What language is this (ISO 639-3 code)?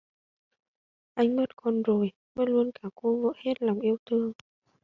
vie